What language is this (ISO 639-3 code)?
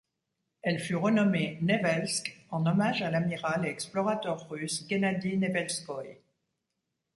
fra